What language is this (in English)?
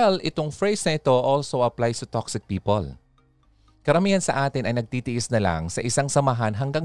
Filipino